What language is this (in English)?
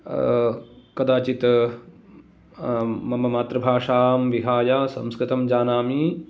Sanskrit